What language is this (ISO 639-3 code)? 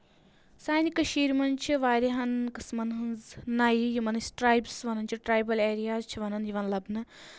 kas